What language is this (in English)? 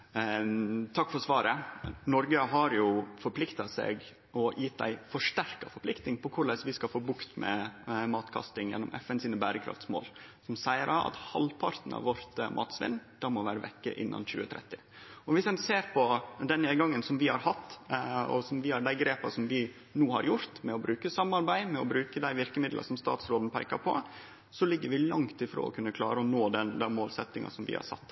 Norwegian Nynorsk